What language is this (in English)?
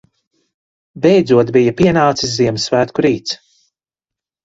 Latvian